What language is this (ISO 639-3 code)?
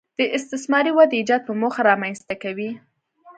pus